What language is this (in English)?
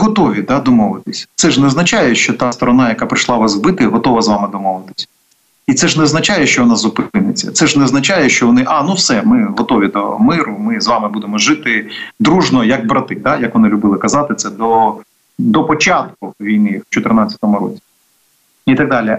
Ukrainian